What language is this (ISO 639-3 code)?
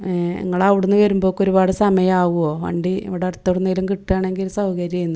mal